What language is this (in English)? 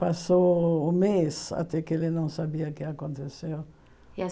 Portuguese